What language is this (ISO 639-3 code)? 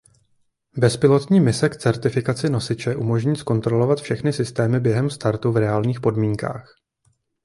ces